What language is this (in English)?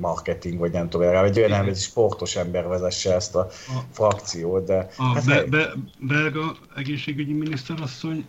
Hungarian